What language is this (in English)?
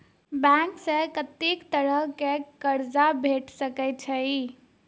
Maithili